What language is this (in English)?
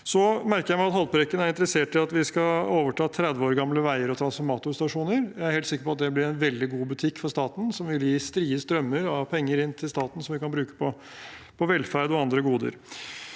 Norwegian